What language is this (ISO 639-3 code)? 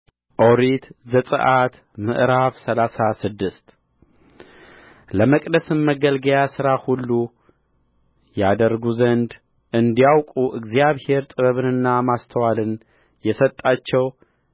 amh